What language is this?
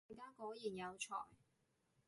Cantonese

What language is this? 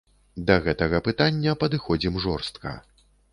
Belarusian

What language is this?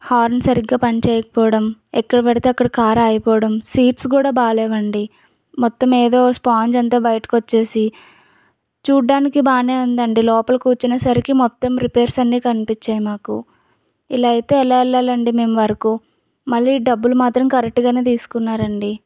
Telugu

